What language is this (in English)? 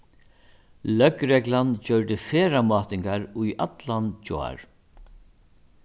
Faroese